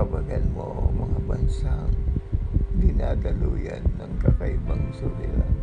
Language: Filipino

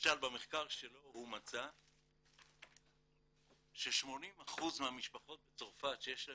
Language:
Hebrew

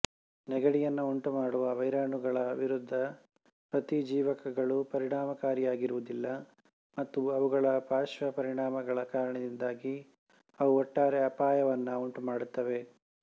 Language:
Kannada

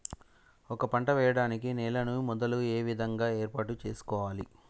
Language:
Telugu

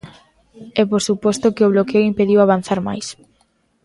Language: Galician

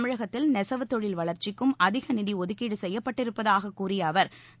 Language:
Tamil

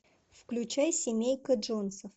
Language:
Russian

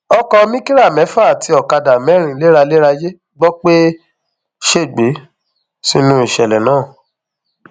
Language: Yoruba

